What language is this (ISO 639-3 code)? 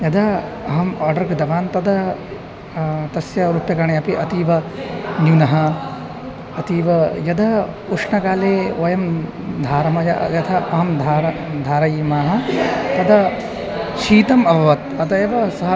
san